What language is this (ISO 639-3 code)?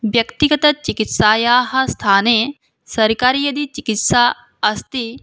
san